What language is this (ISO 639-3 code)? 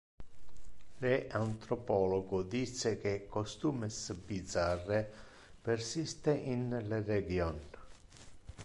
ina